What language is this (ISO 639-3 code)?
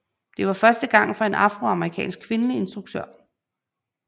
dan